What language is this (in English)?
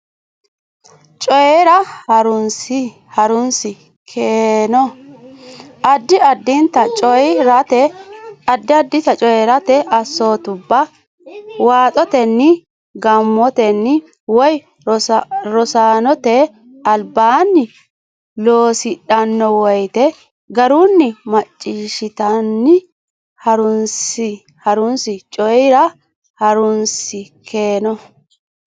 Sidamo